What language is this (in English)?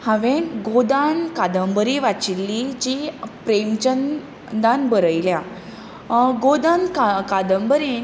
Konkani